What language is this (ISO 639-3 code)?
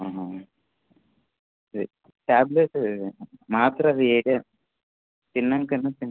tel